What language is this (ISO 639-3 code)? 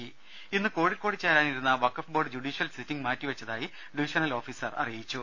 mal